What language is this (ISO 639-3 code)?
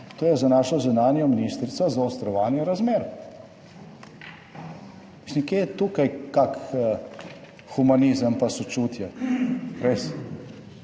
slv